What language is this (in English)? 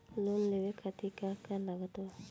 Bhojpuri